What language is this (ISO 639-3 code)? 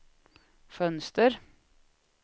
swe